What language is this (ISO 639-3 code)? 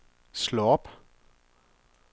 dan